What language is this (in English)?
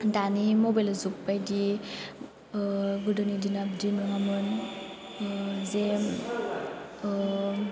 Bodo